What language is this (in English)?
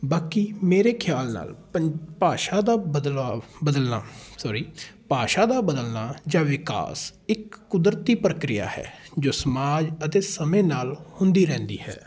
Punjabi